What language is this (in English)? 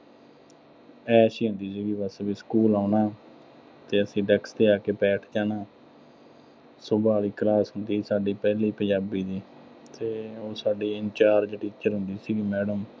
Punjabi